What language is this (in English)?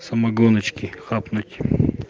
Russian